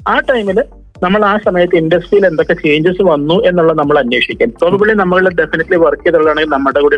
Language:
Malayalam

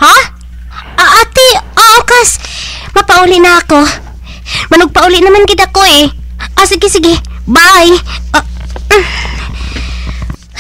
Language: Filipino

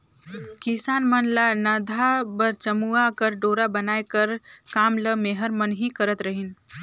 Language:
Chhattisgarhi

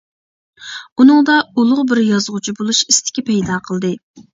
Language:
Uyghur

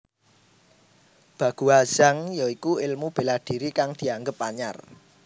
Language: Javanese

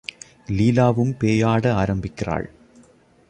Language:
Tamil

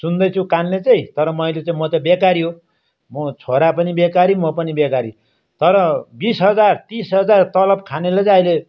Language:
Nepali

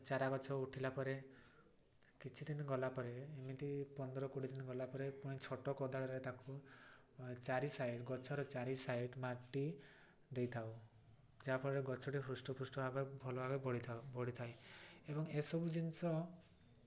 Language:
Odia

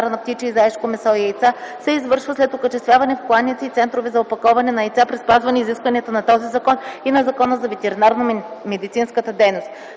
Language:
Bulgarian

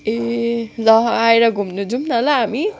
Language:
Nepali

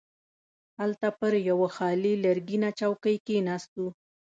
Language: Pashto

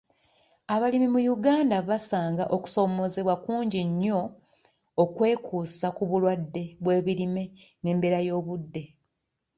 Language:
Ganda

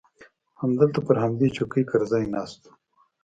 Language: Pashto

